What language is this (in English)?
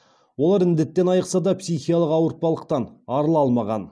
Kazakh